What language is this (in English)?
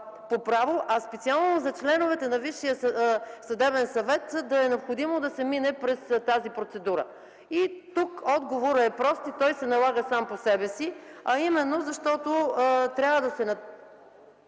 Bulgarian